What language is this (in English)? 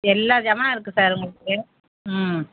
Tamil